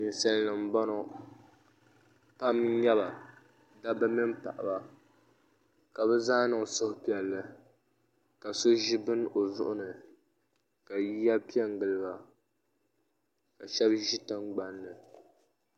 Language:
Dagbani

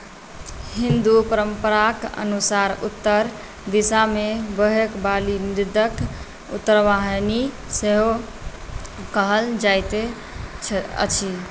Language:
Maithili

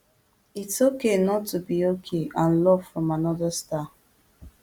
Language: Nigerian Pidgin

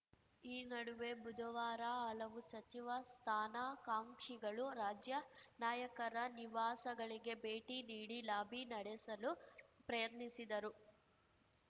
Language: Kannada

